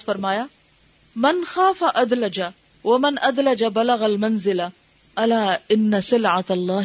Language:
Urdu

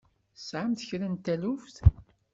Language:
Kabyle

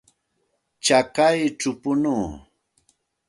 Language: Santa Ana de Tusi Pasco Quechua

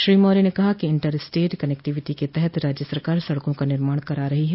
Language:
Hindi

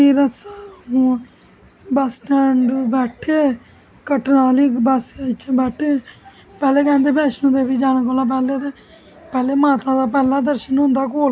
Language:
Dogri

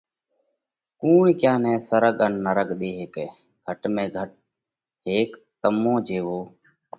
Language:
Parkari Koli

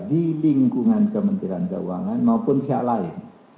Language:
Indonesian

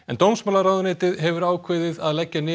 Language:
Icelandic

